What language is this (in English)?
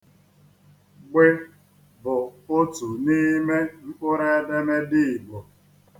Igbo